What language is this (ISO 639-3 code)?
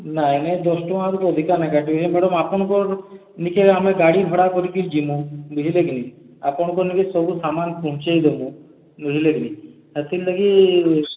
ori